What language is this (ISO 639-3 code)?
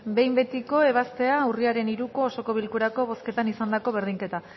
eus